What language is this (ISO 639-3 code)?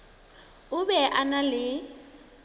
nso